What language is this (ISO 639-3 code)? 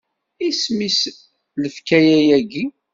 kab